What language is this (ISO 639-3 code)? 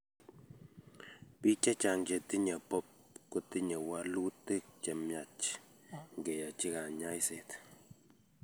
kln